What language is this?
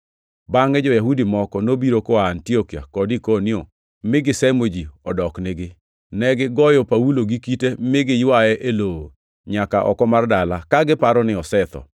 Luo (Kenya and Tanzania)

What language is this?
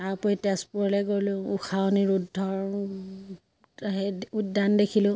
Assamese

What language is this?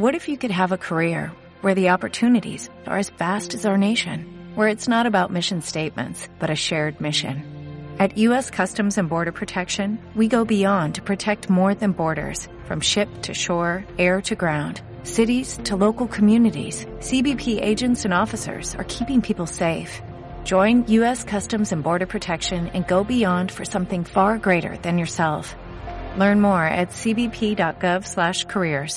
Spanish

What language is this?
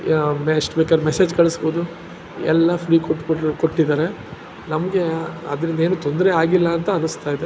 Kannada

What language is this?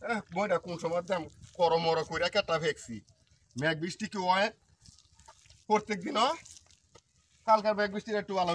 Bangla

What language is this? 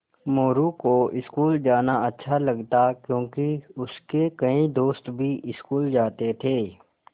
Hindi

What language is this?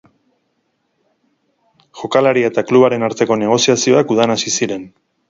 Basque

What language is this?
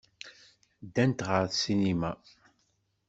Kabyle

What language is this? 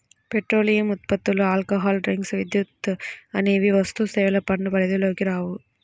Telugu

